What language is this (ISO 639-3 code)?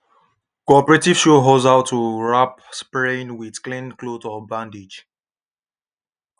pcm